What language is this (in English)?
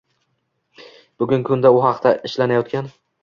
Uzbek